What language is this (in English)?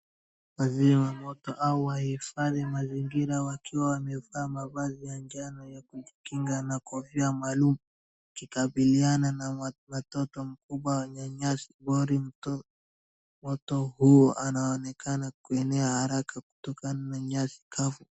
Swahili